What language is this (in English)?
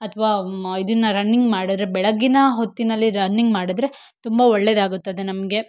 Kannada